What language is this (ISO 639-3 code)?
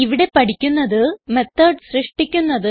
mal